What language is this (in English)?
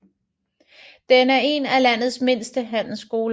Danish